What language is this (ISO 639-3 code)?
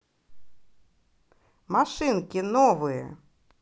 rus